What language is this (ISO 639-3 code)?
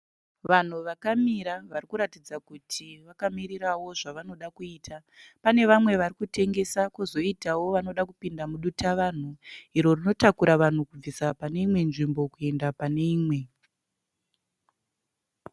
sna